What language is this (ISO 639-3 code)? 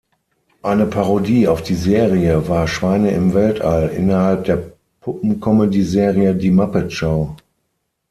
deu